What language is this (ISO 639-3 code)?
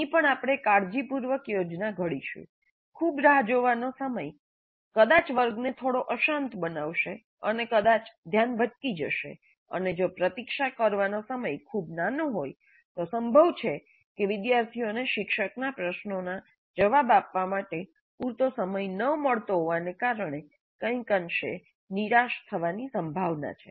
guj